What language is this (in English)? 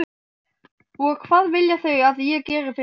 Icelandic